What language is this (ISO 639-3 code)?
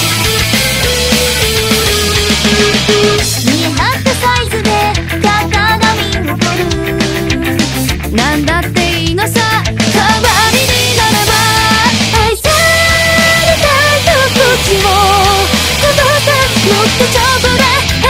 jpn